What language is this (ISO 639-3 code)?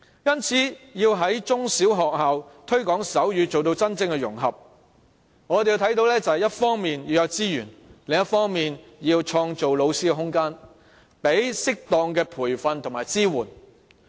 yue